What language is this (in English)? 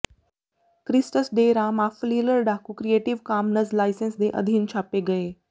Punjabi